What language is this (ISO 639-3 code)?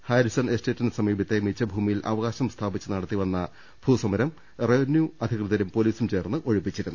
mal